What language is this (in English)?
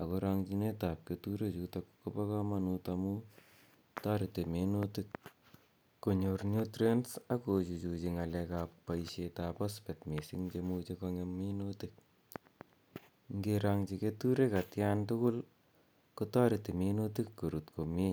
Kalenjin